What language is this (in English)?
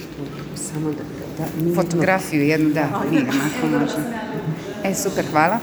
Croatian